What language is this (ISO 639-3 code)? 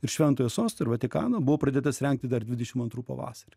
lit